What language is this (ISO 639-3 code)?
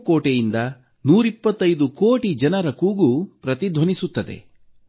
kan